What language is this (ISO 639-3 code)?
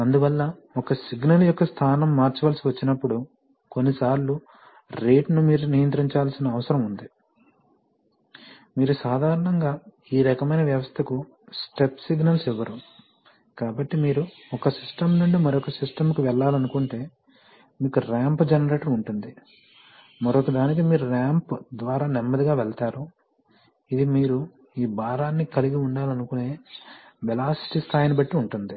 tel